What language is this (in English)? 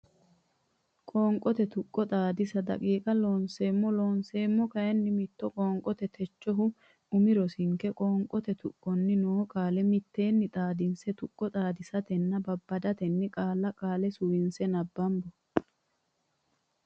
Sidamo